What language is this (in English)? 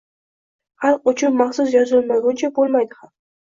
Uzbek